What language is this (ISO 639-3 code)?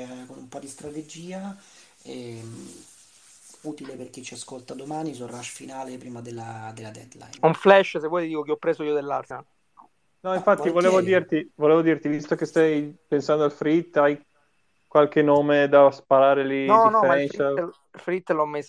ita